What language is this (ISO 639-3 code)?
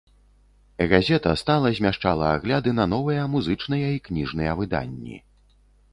bel